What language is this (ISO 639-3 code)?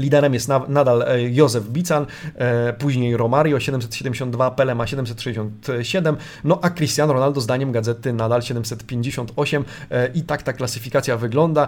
pol